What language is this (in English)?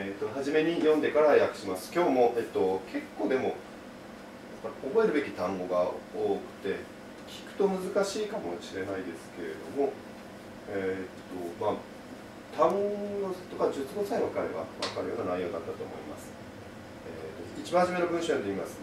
Japanese